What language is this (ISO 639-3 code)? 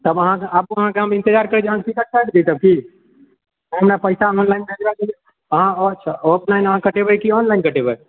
mai